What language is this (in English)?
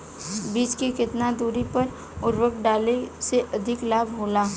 Bhojpuri